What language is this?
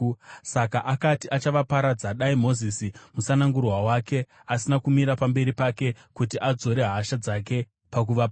Shona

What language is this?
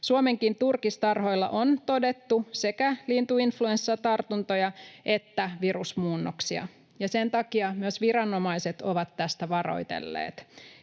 Finnish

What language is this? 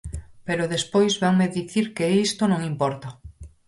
Galician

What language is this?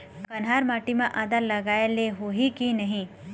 Chhattisgarhi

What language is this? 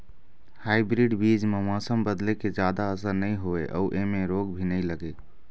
Chhattisgarhi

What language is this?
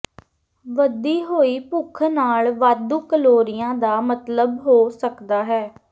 Punjabi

